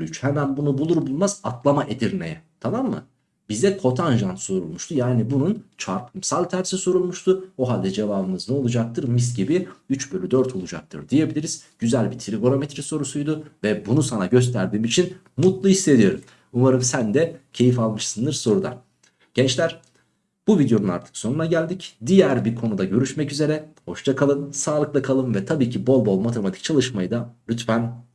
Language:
Turkish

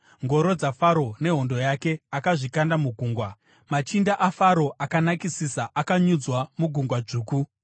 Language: Shona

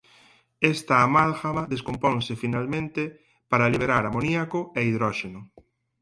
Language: Galician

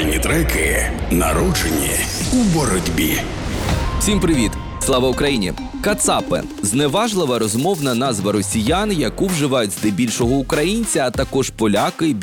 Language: Ukrainian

